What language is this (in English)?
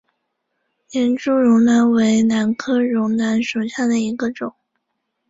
Chinese